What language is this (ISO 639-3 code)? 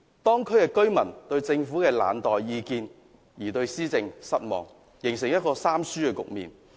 yue